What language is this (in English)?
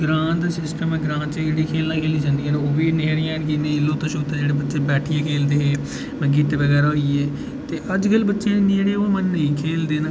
Dogri